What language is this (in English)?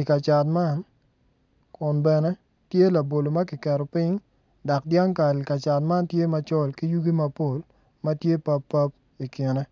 Acoli